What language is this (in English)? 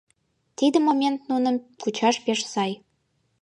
Mari